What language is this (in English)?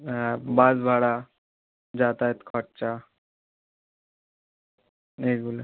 Bangla